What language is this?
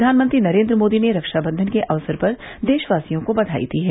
Hindi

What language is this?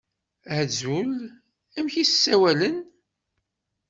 Kabyle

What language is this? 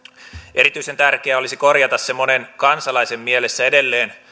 Finnish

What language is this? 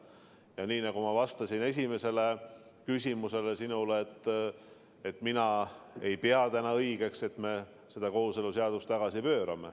Estonian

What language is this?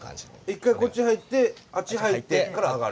Japanese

